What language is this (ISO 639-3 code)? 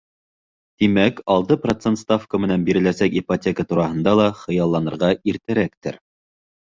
bak